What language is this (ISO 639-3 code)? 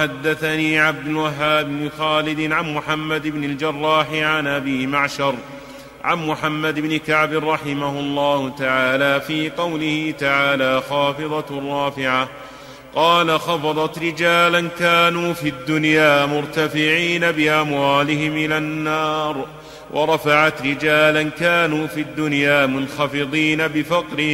ara